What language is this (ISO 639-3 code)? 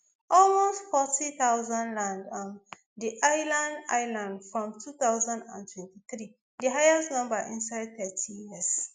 pcm